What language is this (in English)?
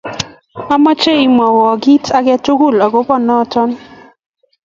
Kalenjin